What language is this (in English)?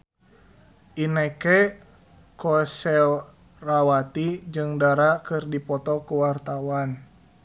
Sundanese